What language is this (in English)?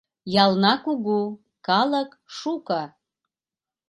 Mari